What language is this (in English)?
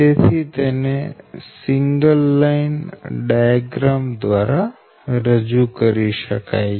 Gujarati